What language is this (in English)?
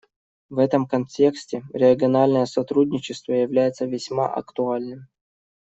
Russian